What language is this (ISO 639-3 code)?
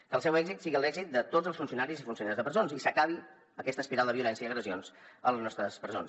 cat